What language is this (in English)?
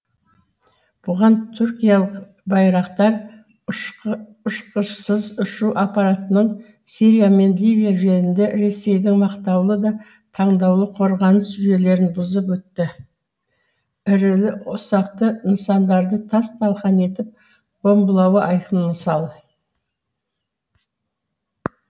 Kazakh